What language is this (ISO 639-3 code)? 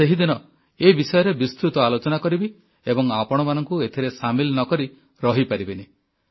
ori